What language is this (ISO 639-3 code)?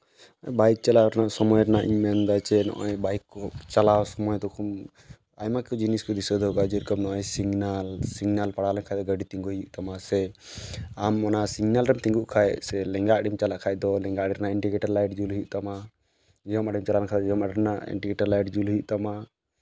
sat